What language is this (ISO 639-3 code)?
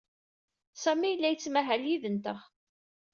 kab